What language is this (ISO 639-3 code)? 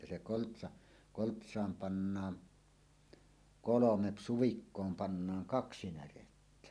fin